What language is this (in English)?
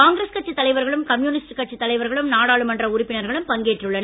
Tamil